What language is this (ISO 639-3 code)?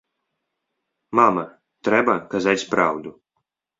bel